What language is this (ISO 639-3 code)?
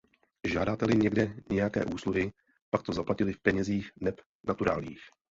ces